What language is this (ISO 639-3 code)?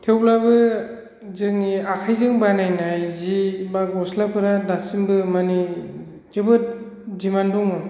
brx